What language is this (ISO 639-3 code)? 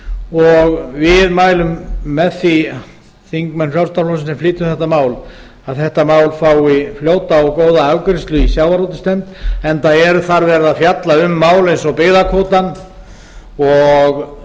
isl